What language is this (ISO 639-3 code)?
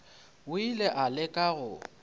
nso